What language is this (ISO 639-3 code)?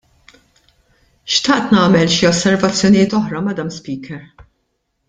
mlt